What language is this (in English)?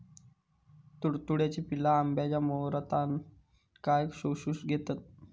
Marathi